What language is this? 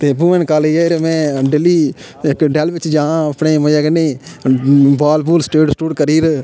Dogri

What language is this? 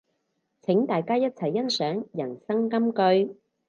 Cantonese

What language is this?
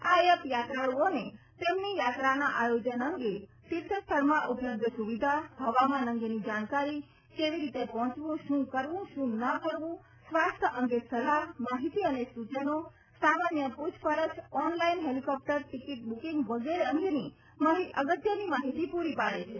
Gujarati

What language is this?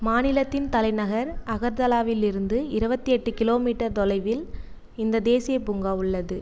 Tamil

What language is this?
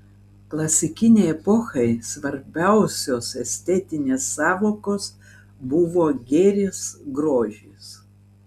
Lithuanian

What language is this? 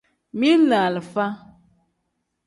Tem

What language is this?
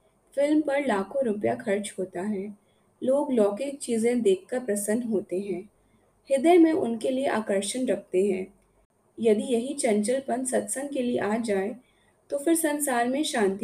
Hindi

